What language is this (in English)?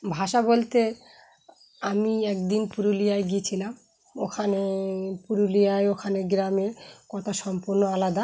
Bangla